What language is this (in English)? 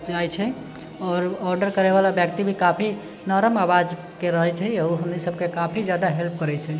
Maithili